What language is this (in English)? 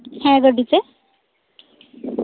Santali